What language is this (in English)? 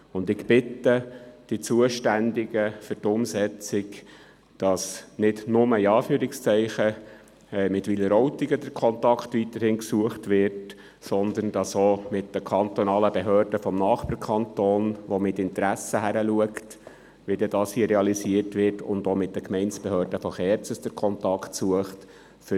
Swiss German